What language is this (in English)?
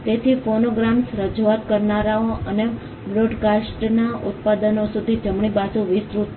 Gujarati